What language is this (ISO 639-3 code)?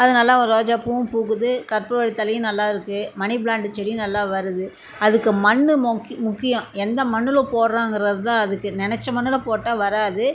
tam